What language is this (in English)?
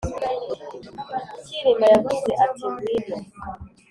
Kinyarwanda